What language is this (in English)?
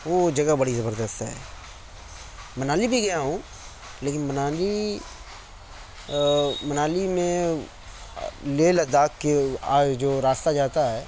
Urdu